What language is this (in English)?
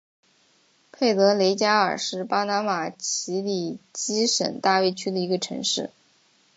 Chinese